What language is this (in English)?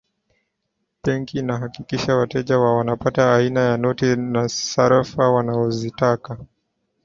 Swahili